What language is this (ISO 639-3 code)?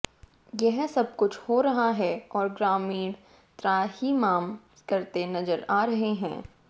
hin